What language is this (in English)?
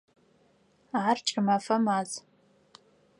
Adyghe